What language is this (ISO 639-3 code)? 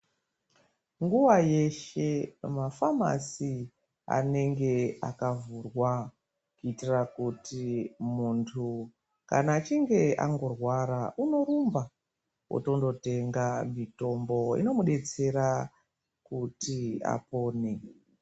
ndc